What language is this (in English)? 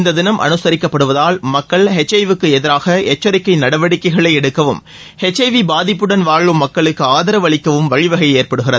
Tamil